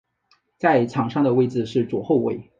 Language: Chinese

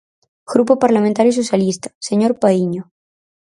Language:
Galician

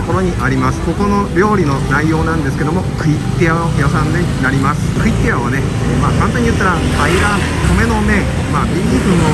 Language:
Japanese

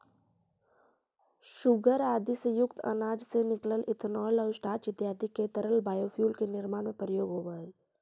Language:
Magahi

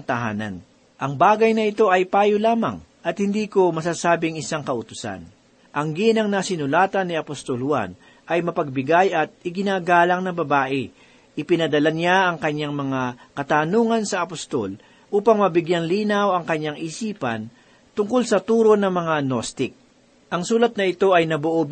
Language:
Filipino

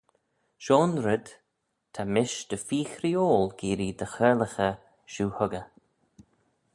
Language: Manx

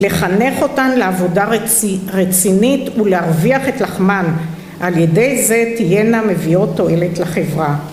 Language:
Hebrew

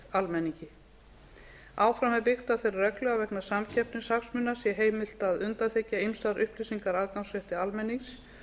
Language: Icelandic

